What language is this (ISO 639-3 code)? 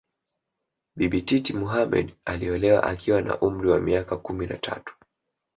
swa